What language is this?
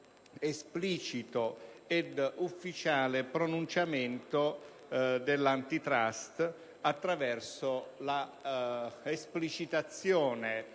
Italian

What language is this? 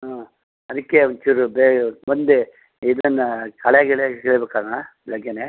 Kannada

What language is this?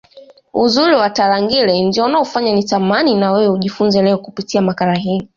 Swahili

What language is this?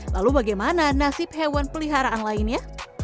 Indonesian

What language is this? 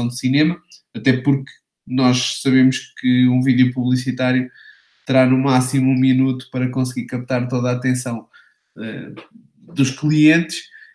Portuguese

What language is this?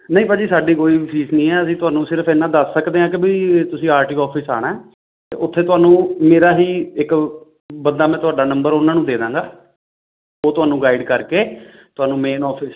Punjabi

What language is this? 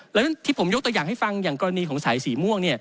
Thai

